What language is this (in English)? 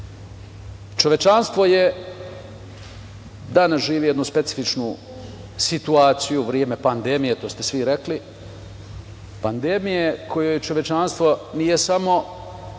Serbian